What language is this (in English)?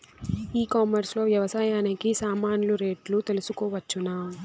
Telugu